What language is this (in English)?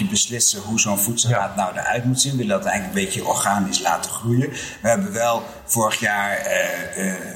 Dutch